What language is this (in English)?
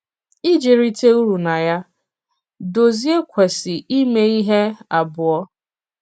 Igbo